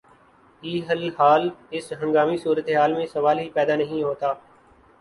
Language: Urdu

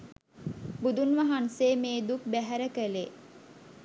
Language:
Sinhala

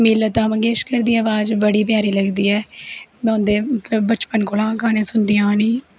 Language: Dogri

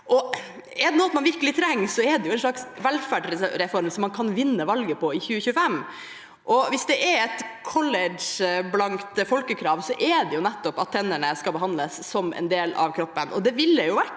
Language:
Norwegian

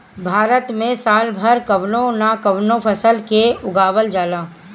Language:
Bhojpuri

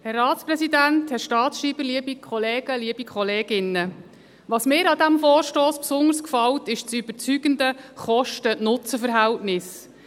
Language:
Swiss German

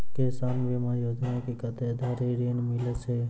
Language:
Maithili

